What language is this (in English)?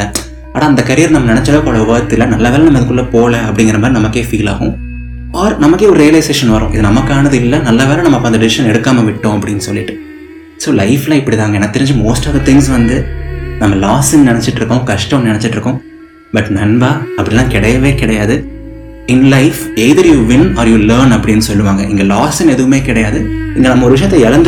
Tamil